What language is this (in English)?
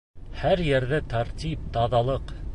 Bashkir